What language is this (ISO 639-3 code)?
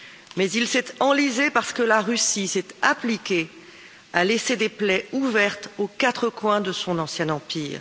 fra